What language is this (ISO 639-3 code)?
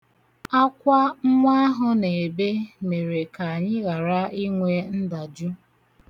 ibo